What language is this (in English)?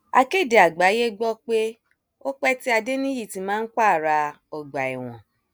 Yoruba